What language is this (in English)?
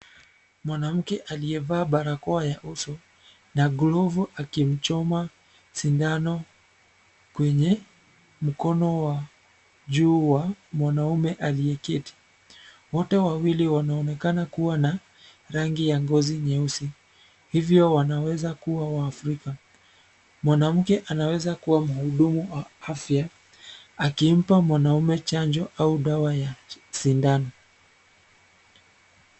Swahili